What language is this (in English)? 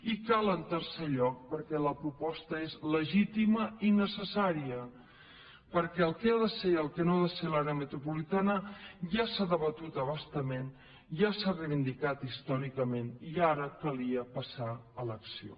Catalan